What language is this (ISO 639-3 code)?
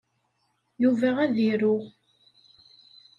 kab